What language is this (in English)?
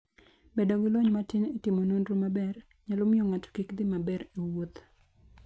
Luo (Kenya and Tanzania)